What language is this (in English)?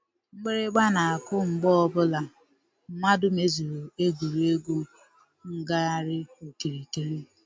Igbo